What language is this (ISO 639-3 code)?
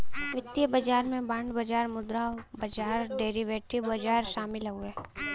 bho